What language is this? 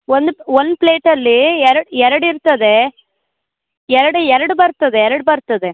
Kannada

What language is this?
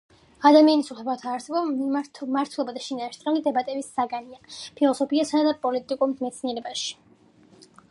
Georgian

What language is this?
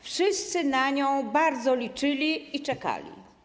Polish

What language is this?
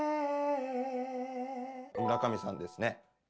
Japanese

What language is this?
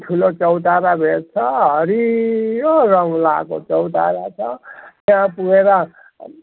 Nepali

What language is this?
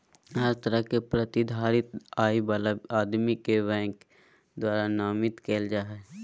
Magahi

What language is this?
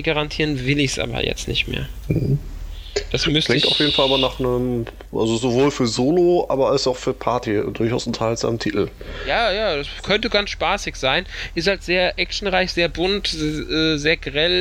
German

